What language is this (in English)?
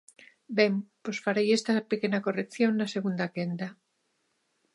Galician